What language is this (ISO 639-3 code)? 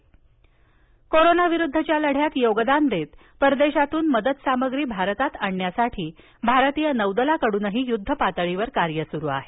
mar